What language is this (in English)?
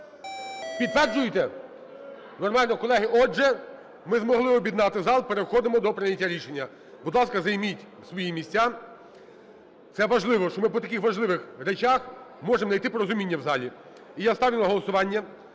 Ukrainian